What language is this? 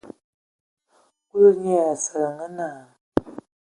Ewondo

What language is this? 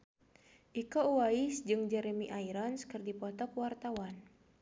Sundanese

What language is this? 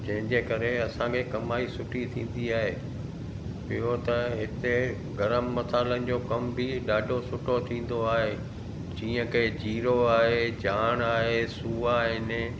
Sindhi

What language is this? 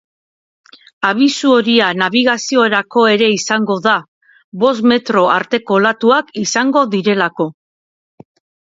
Basque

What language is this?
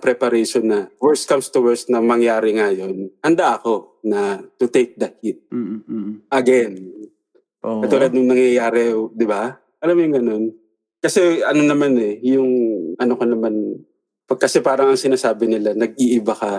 Filipino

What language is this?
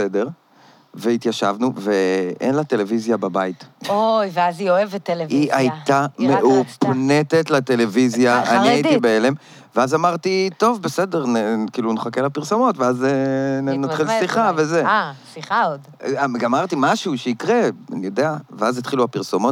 Hebrew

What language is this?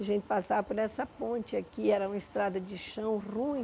Portuguese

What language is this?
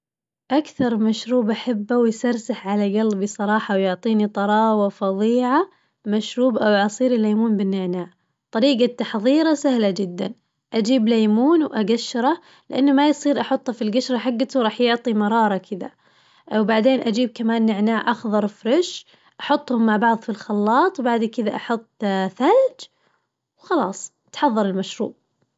Najdi Arabic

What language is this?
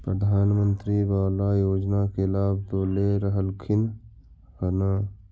Magahi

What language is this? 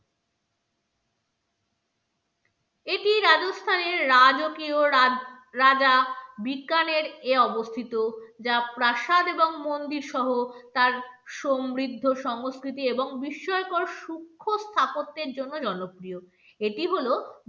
Bangla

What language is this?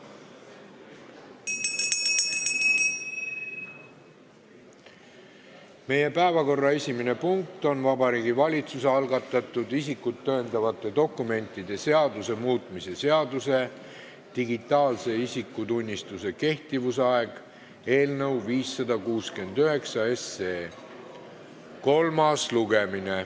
Estonian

